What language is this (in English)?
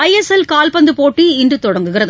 Tamil